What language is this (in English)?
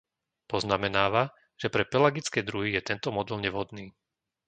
Slovak